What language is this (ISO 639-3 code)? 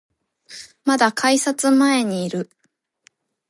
jpn